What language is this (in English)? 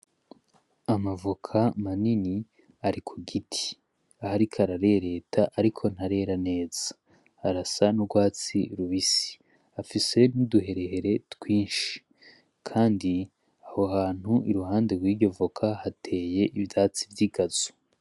Rundi